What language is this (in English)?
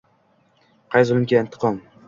Uzbek